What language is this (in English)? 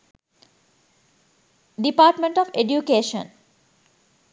Sinhala